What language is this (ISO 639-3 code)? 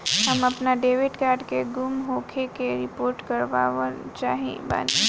bho